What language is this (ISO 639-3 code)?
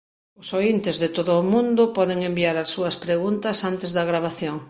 glg